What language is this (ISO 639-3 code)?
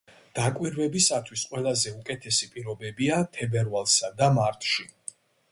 kat